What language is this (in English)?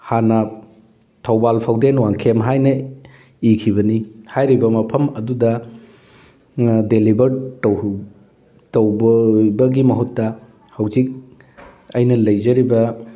Manipuri